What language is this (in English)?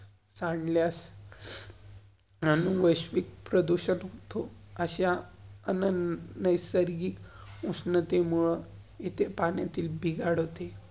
Marathi